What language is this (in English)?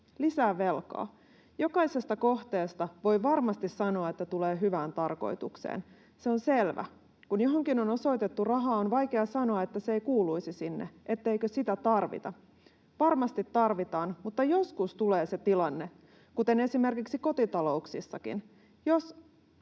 Finnish